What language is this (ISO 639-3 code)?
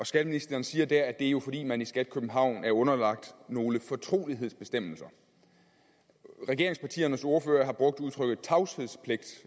dan